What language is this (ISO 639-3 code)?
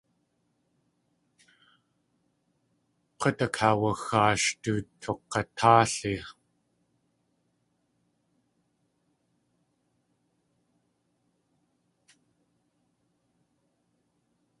tli